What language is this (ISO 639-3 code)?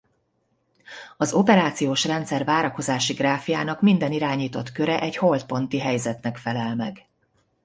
hun